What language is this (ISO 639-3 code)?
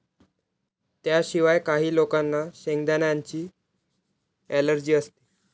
mar